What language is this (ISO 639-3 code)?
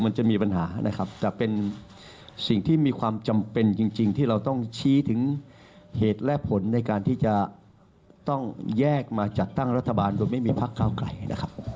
tha